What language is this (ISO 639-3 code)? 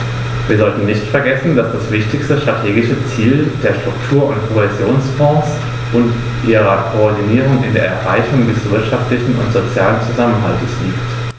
deu